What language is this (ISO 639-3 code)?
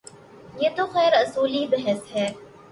urd